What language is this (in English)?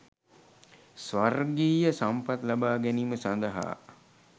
Sinhala